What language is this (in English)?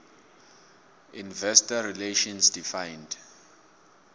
South Ndebele